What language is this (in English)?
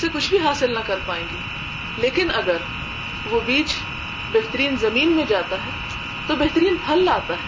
Urdu